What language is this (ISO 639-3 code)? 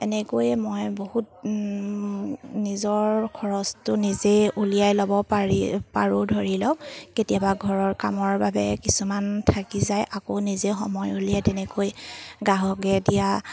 asm